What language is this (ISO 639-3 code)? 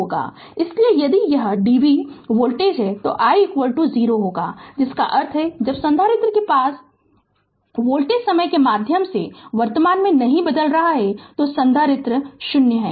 hin